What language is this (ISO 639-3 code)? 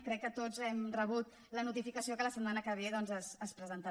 cat